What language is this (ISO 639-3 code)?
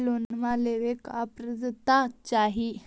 mag